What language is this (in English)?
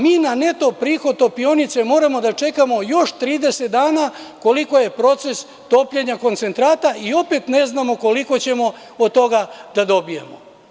Serbian